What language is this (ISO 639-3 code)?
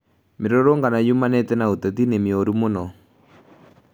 kik